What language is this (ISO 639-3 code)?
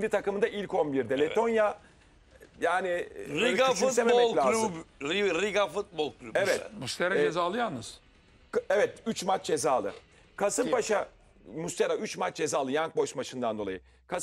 tur